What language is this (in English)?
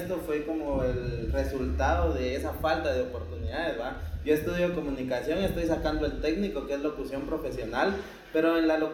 Spanish